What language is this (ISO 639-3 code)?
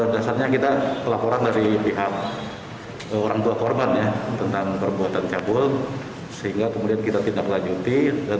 ind